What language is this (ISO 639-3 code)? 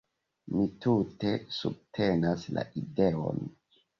epo